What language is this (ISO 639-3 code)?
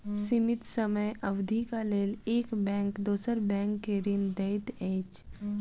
mai